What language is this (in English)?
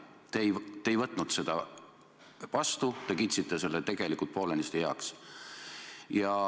Estonian